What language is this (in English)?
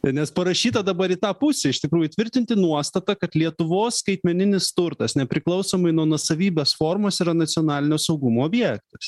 Lithuanian